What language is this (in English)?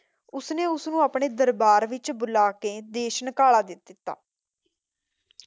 Punjabi